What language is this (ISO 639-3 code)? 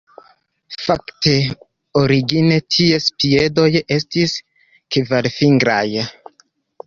epo